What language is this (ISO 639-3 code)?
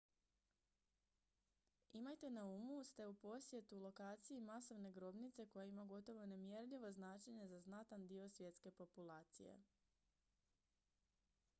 hrv